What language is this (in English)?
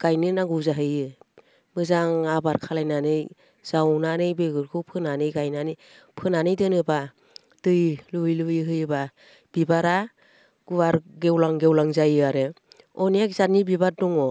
Bodo